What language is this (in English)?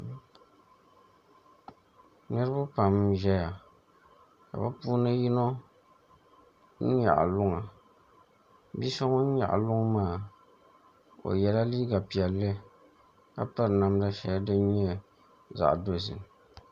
Dagbani